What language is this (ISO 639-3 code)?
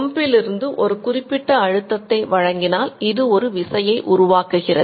tam